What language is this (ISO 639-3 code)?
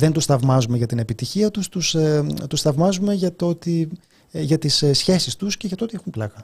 ell